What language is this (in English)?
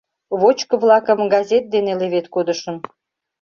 Mari